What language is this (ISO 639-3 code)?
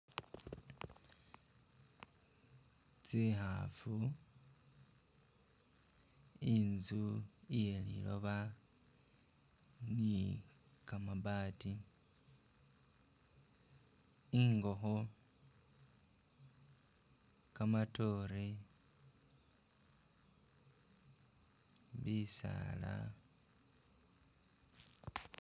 myx